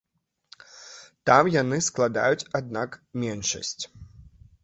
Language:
Belarusian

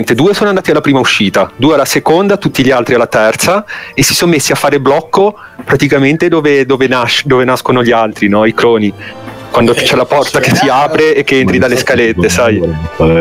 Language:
Italian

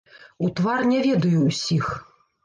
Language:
Belarusian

